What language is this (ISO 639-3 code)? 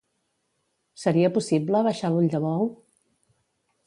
cat